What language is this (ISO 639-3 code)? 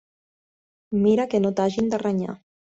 cat